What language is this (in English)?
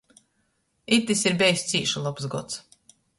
Latgalian